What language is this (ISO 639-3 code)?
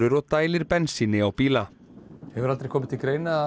isl